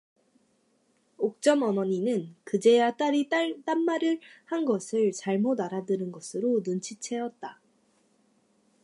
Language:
Korean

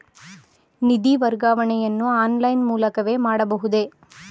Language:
Kannada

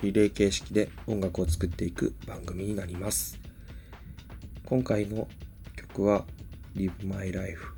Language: Japanese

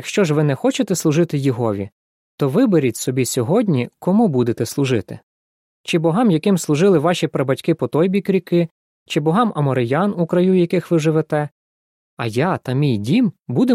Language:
Ukrainian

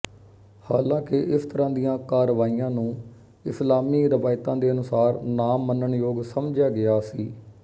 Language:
Punjabi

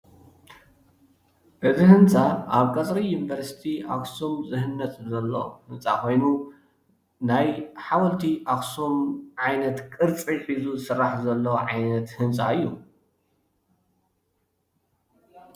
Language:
Tigrinya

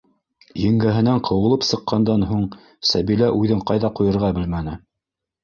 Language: Bashkir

